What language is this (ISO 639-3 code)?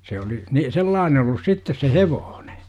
fin